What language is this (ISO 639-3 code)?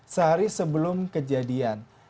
ind